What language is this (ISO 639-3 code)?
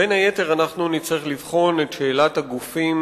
heb